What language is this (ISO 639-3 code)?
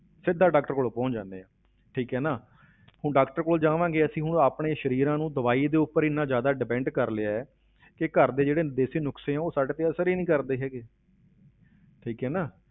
pan